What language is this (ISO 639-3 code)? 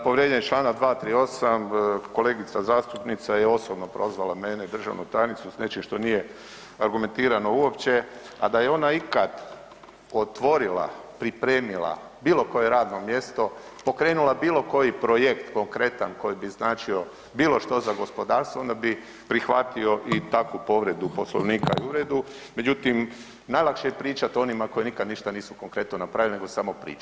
hrv